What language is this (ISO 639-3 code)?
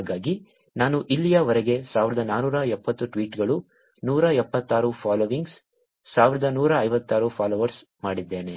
kan